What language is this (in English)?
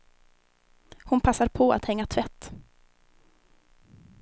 Swedish